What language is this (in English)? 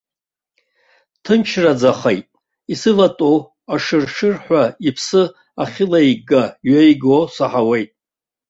Abkhazian